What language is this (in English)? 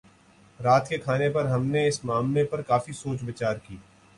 Urdu